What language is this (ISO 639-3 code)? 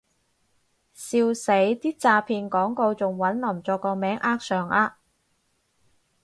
yue